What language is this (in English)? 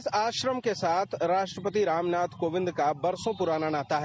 Hindi